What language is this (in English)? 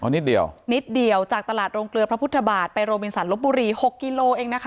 Thai